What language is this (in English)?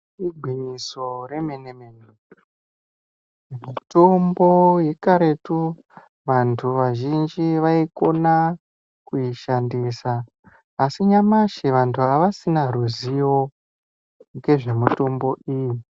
Ndau